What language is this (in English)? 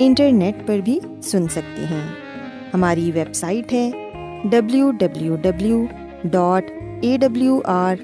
Urdu